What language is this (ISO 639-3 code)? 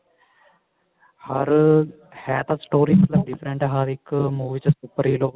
pan